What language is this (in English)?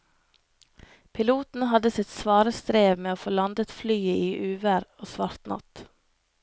Norwegian